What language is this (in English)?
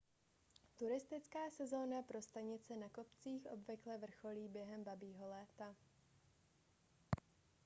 Czech